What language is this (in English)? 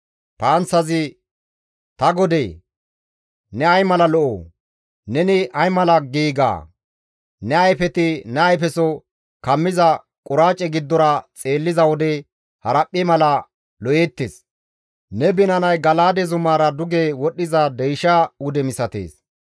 Gamo